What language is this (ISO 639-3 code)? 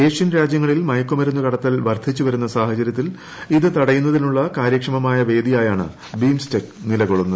mal